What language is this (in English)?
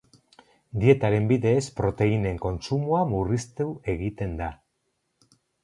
Basque